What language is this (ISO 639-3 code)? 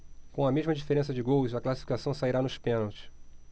por